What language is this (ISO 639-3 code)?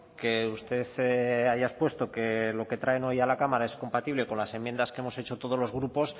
spa